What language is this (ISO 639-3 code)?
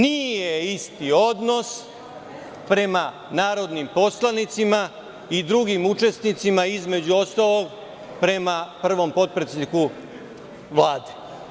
srp